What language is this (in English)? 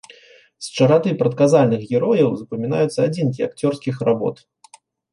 Belarusian